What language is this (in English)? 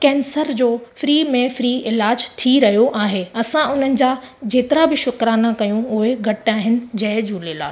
Sindhi